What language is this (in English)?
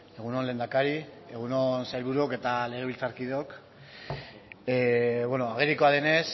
Basque